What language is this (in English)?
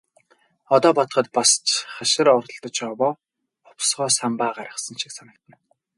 Mongolian